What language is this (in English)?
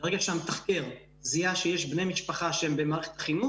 Hebrew